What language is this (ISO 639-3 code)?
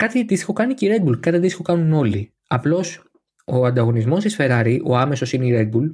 ell